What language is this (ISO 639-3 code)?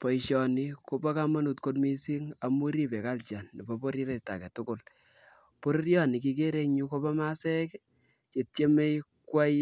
kln